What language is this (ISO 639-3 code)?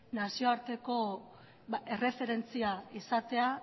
eus